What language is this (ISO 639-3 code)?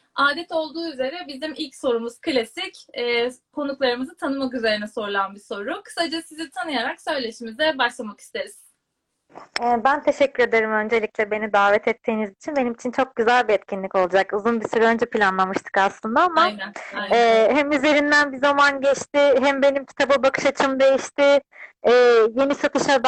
tur